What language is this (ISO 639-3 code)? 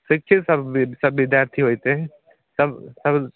mai